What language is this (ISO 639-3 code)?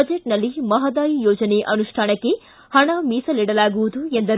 kan